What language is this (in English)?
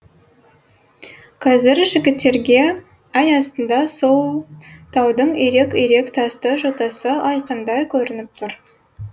Kazakh